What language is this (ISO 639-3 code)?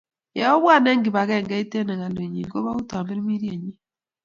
kln